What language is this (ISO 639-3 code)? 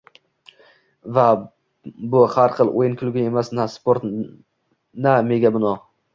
uzb